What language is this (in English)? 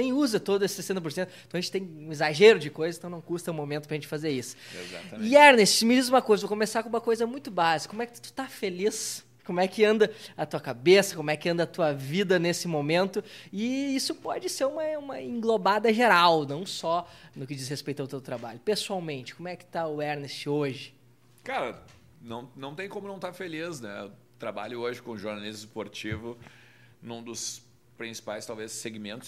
Portuguese